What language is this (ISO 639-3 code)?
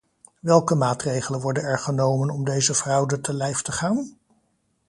nld